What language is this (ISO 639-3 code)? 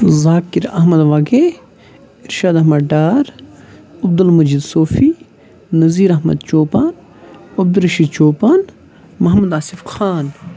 kas